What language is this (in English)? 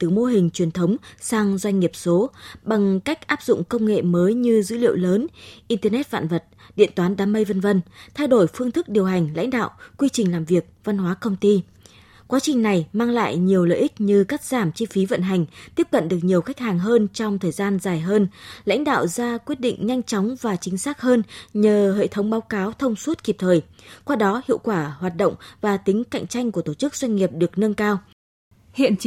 Vietnamese